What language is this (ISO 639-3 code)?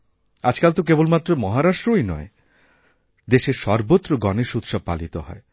ben